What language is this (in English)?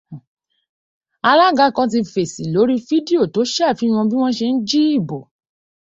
Yoruba